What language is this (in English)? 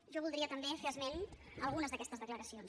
Catalan